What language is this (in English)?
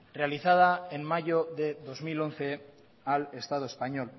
Spanish